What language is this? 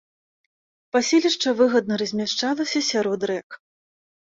Belarusian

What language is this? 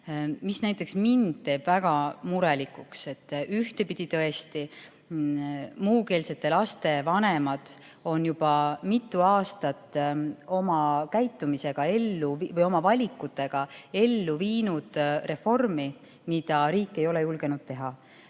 Estonian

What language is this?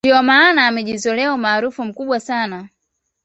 Swahili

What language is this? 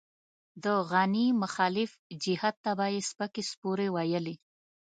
Pashto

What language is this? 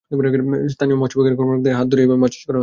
Bangla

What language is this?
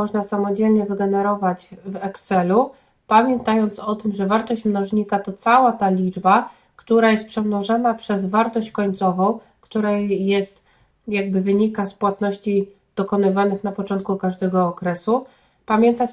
Polish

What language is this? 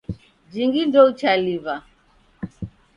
Taita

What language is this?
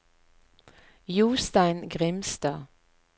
Norwegian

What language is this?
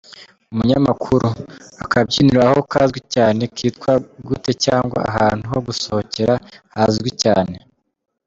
Kinyarwanda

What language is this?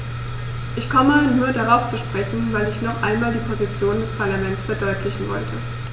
German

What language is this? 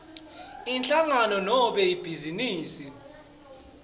Swati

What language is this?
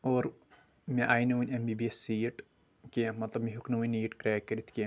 Kashmiri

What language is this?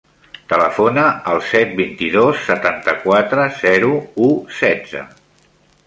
Catalan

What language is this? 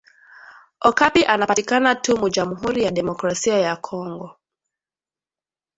Swahili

